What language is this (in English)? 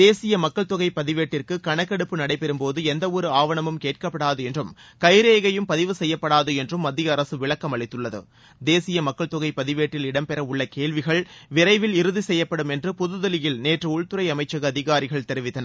Tamil